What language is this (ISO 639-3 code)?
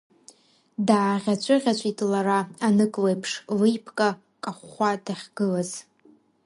abk